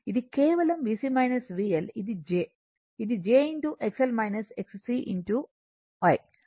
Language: Telugu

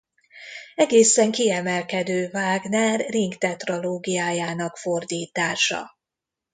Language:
Hungarian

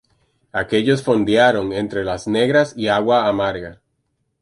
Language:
Spanish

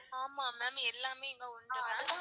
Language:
Tamil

